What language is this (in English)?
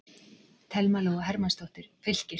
Icelandic